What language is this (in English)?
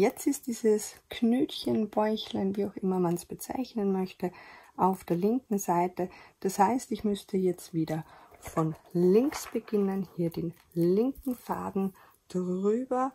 German